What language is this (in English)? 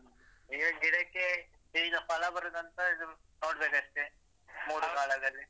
Kannada